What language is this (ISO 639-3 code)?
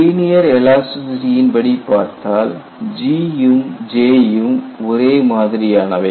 tam